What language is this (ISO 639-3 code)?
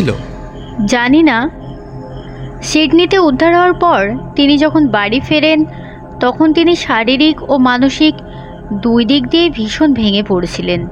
ben